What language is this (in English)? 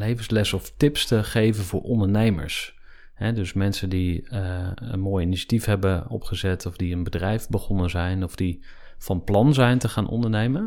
Dutch